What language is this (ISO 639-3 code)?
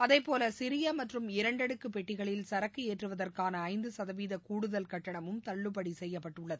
tam